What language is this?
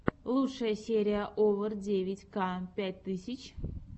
Russian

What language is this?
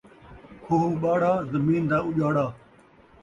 Saraiki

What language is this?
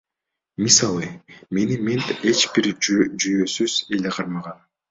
Kyrgyz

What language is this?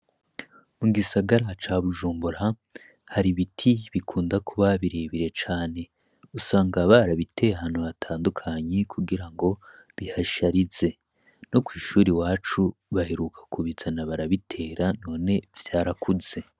Rundi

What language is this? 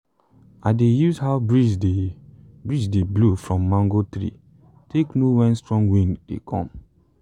Nigerian Pidgin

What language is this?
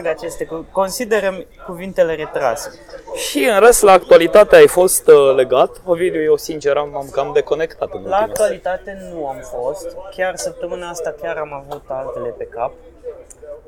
Romanian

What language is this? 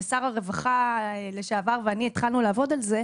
Hebrew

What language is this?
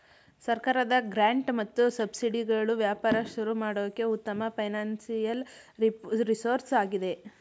Kannada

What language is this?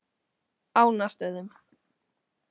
Icelandic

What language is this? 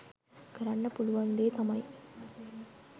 Sinhala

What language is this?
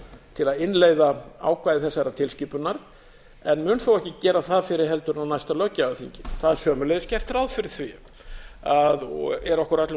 Icelandic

